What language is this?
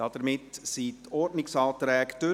Swiss German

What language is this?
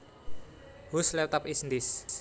Javanese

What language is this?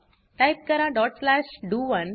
Marathi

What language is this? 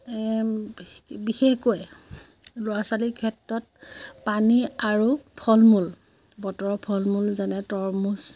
Assamese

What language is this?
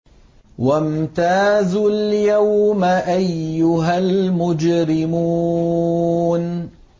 Arabic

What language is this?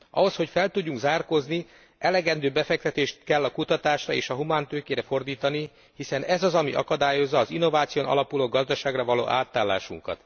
Hungarian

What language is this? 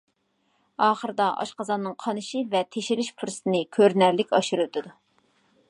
Uyghur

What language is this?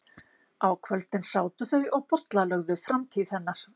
Icelandic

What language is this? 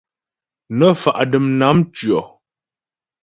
Ghomala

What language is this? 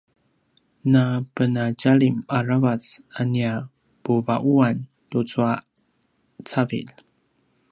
Paiwan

